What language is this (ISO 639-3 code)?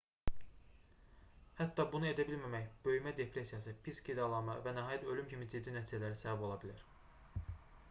aze